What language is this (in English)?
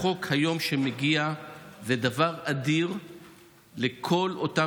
Hebrew